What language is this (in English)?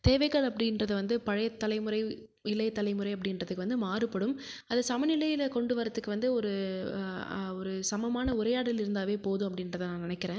Tamil